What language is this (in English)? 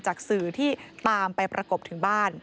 Thai